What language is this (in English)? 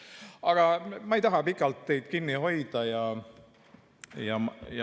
Estonian